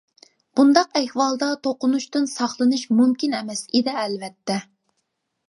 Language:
Uyghur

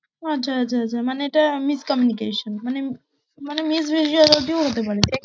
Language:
Bangla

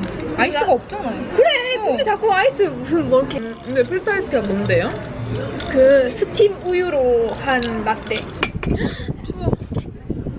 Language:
Korean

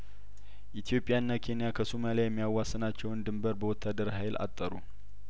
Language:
Amharic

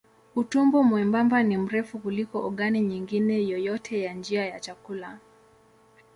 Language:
Swahili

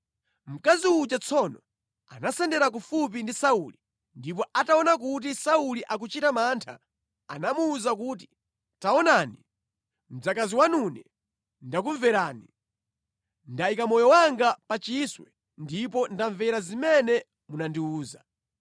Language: Nyanja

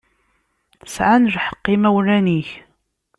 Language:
Kabyle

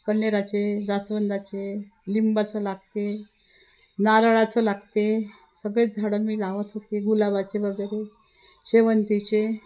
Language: Marathi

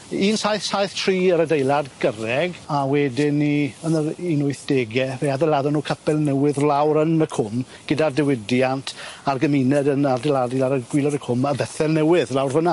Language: Welsh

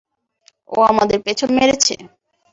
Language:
Bangla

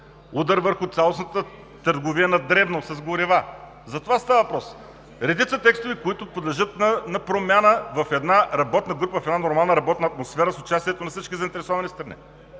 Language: Bulgarian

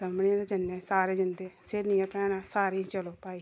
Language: Dogri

